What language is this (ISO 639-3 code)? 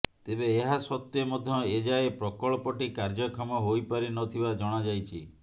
ori